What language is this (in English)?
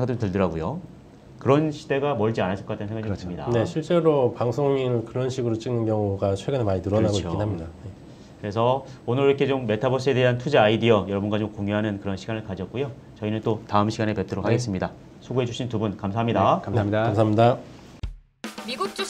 Korean